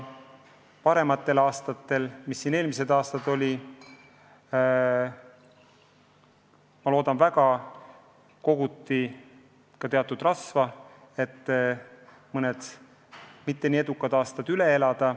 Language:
Estonian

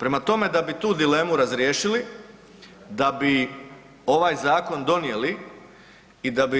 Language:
Croatian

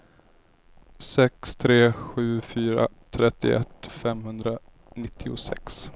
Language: Swedish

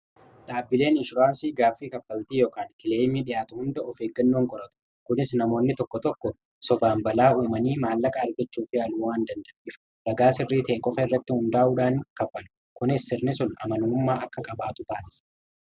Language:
Oromo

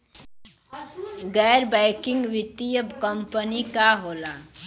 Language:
Bhojpuri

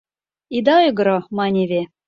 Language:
Mari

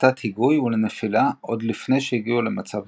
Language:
Hebrew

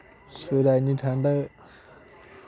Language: Dogri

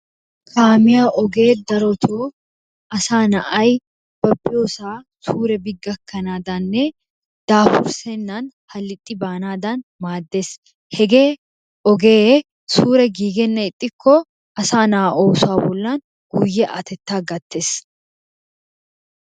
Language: Wolaytta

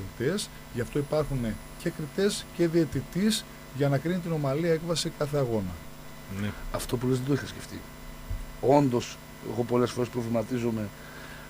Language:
Greek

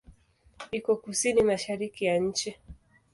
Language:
Swahili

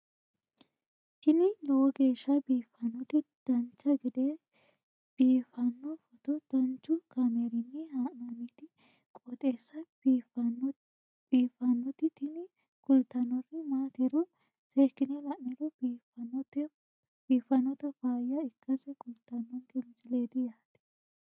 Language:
Sidamo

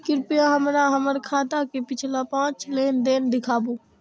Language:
Maithili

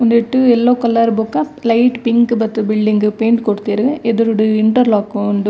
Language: Tulu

